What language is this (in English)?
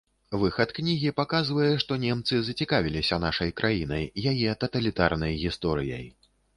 Belarusian